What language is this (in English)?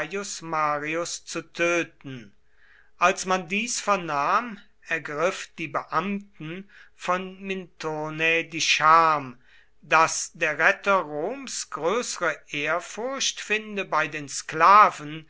German